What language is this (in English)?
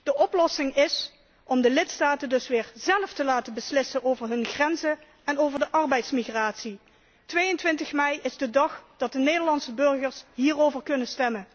Dutch